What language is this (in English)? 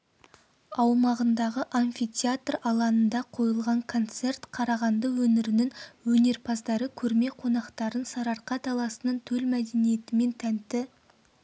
Kazakh